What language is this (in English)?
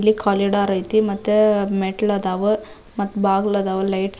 Kannada